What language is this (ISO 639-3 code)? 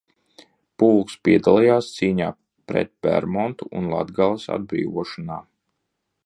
lav